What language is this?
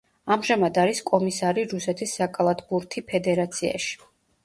Georgian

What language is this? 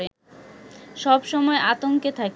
Bangla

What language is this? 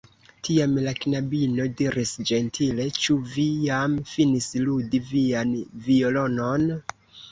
Esperanto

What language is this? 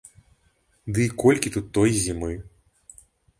Belarusian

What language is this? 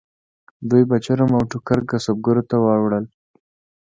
Pashto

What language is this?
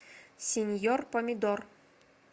Russian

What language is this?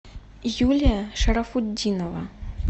Russian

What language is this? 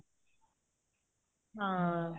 Punjabi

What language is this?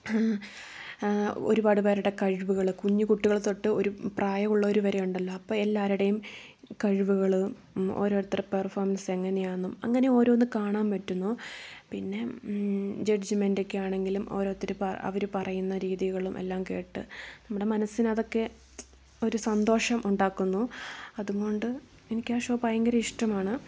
Malayalam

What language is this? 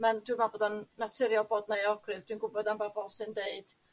Welsh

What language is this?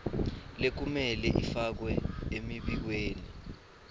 Swati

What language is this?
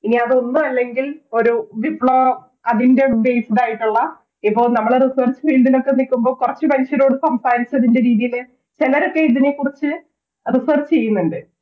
Malayalam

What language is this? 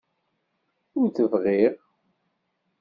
Kabyle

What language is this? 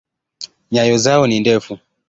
Swahili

